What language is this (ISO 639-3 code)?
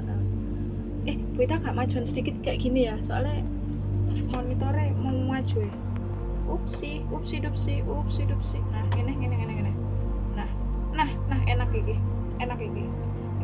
ind